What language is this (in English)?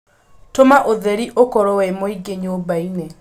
Kikuyu